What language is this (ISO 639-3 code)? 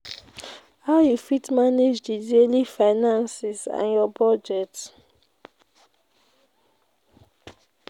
pcm